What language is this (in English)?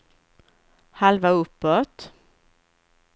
Swedish